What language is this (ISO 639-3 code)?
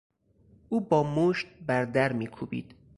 fas